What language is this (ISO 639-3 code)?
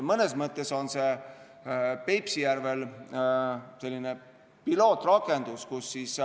est